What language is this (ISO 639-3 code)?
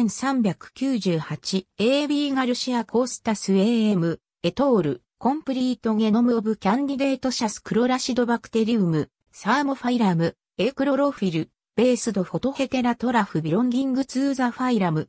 jpn